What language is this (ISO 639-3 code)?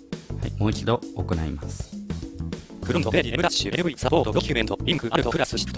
jpn